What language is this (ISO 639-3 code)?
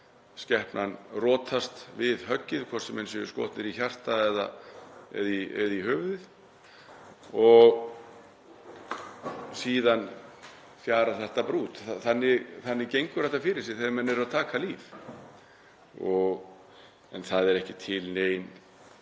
isl